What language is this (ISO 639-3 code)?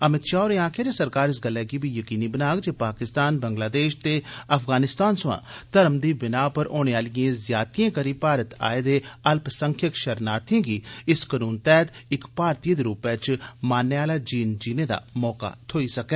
doi